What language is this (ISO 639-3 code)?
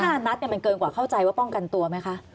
tha